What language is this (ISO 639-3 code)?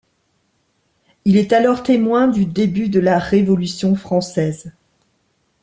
fra